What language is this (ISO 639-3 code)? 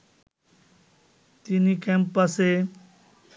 ben